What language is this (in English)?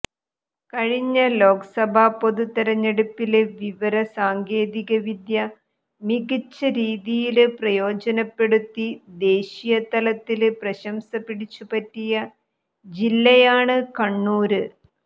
Malayalam